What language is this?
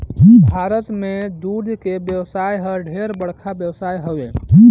Chhattisgarhi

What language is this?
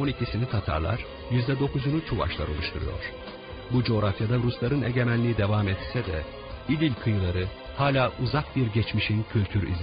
Turkish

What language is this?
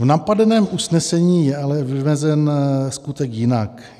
Czech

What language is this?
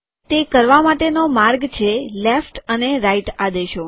Gujarati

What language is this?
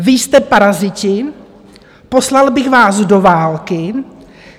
Czech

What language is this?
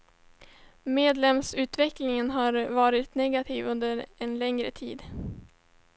Swedish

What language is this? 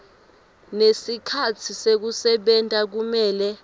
Swati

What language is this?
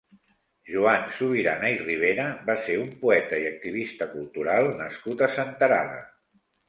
Catalan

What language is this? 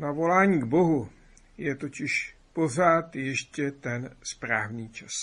Czech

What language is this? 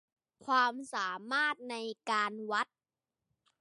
Thai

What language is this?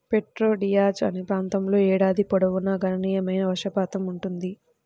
Telugu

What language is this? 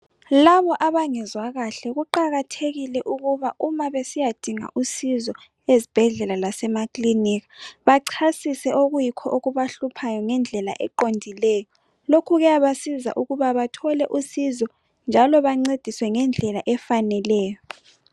North Ndebele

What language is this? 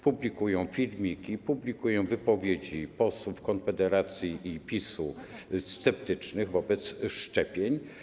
Polish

